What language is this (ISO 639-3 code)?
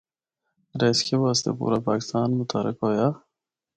hno